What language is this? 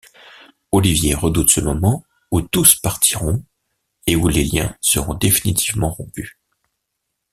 French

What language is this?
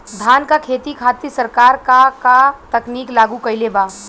Bhojpuri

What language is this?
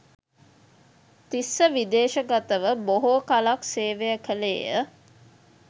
Sinhala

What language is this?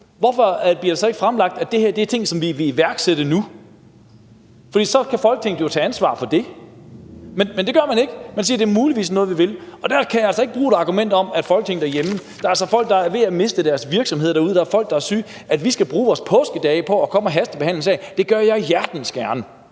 Danish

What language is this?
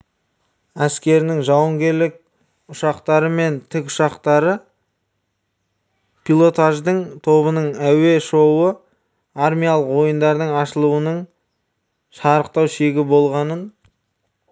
Kazakh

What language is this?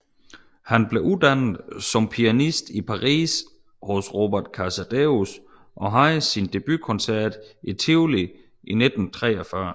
Danish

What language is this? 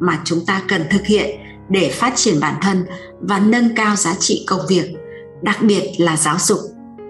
Vietnamese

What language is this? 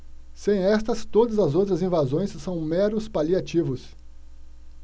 Portuguese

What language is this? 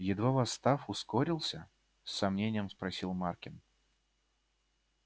Russian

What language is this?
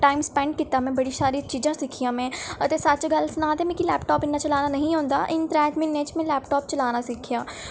Dogri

